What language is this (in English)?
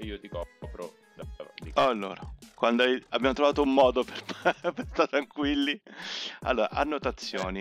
Italian